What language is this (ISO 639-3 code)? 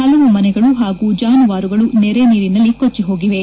kan